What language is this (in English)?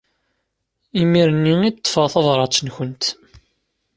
Kabyle